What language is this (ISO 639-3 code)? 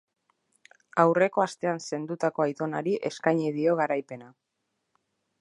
eus